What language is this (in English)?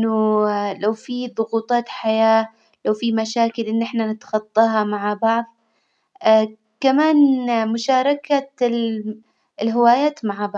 Hijazi Arabic